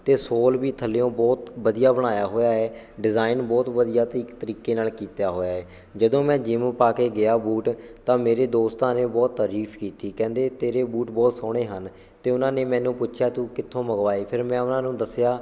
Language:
Punjabi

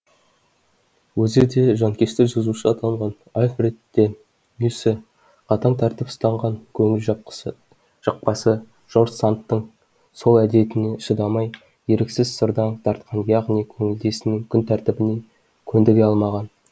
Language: Kazakh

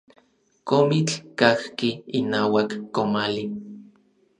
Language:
Orizaba Nahuatl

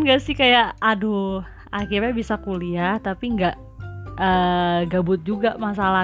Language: Indonesian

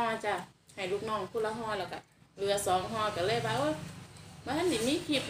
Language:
Thai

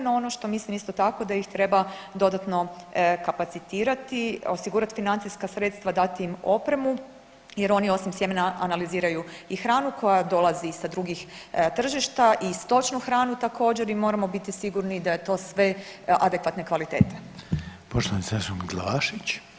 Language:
Croatian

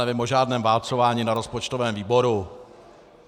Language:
Czech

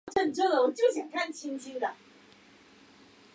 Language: Chinese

